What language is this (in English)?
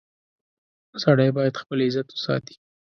Pashto